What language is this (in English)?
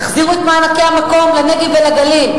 Hebrew